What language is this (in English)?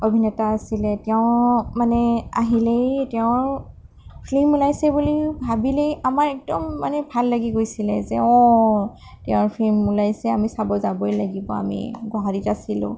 Assamese